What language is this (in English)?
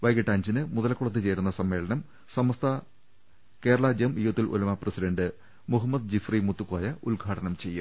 Malayalam